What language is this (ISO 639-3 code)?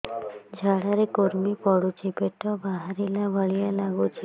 ori